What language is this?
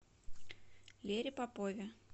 Russian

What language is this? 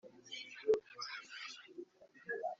Kinyarwanda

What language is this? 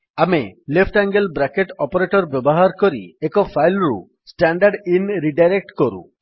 Odia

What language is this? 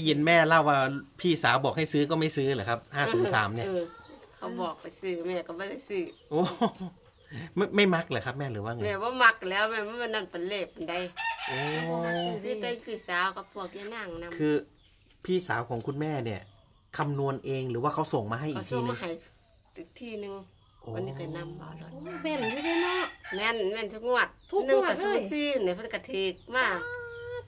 Thai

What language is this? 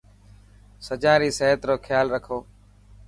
Dhatki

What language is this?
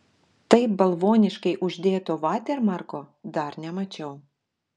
Lithuanian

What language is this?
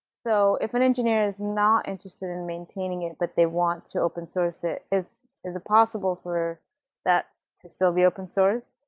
English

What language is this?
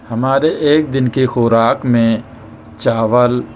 Urdu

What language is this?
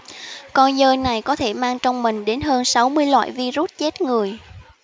Vietnamese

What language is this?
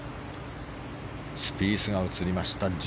Japanese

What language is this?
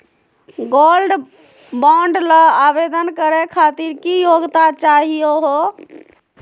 Magahi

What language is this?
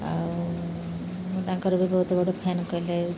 Odia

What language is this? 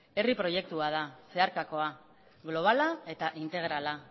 Basque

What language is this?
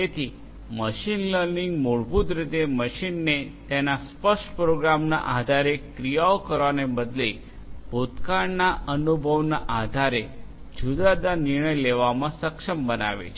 Gujarati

